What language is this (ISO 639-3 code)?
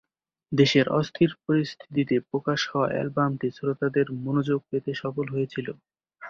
ben